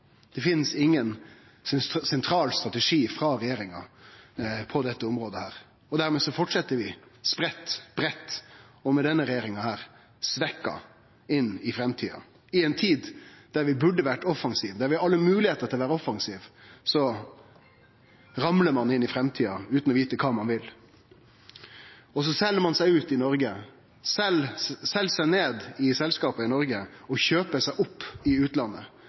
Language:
Norwegian Nynorsk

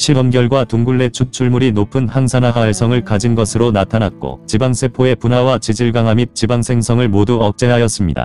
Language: Korean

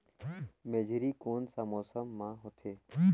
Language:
Chhattisgarhi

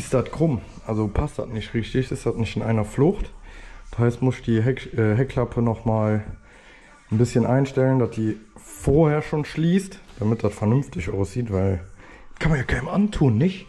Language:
German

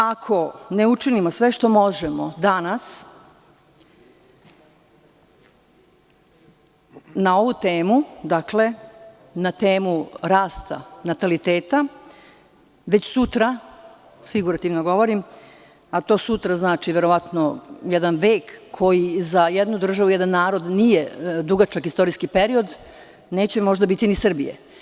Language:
Serbian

